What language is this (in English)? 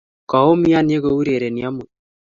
Kalenjin